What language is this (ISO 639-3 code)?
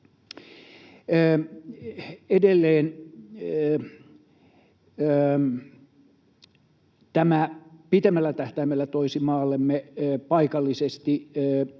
fin